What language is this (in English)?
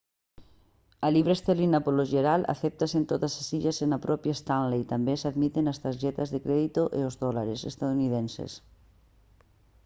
Galician